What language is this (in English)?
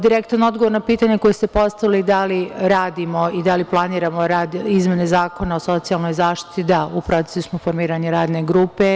Serbian